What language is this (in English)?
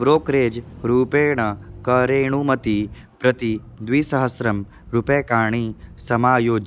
Sanskrit